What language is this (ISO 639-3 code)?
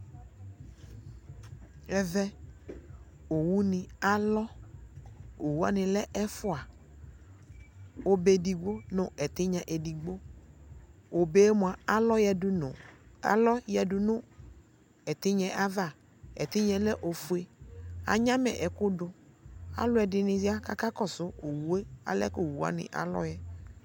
kpo